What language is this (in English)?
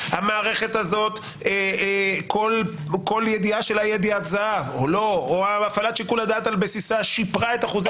Hebrew